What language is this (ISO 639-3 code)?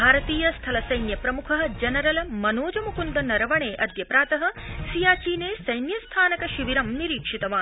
san